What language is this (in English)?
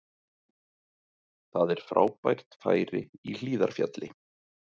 Icelandic